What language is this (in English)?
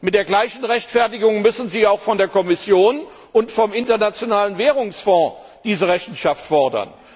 German